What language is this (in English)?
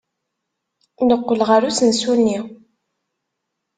Kabyle